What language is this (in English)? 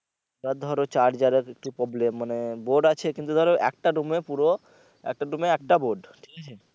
Bangla